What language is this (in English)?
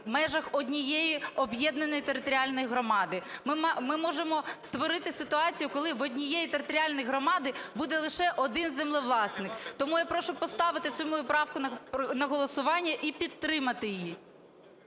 Ukrainian